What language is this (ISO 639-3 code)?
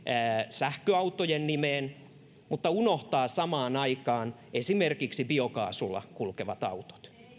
fin